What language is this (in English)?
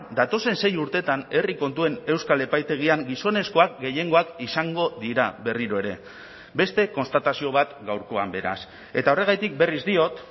Basque